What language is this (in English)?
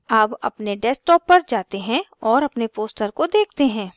Hindi